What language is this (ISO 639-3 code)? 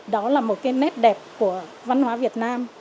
vie